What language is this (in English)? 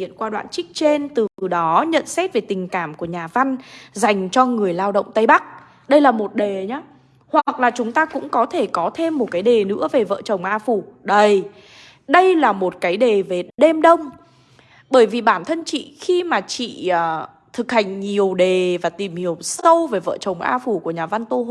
Vietnamese